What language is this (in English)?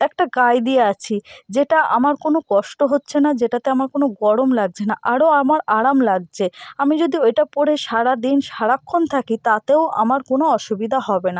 Bangla